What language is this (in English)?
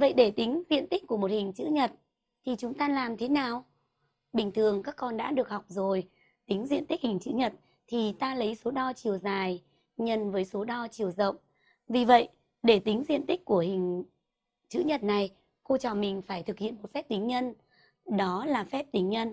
Vietnamese